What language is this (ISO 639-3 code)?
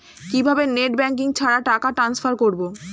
ben